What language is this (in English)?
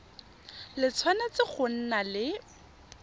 Tswana